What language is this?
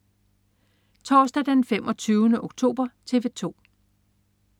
Danish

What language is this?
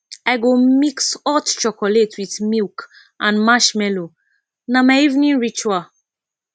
Nigerian Pidgin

